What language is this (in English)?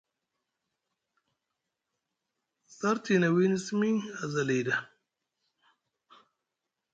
Musgu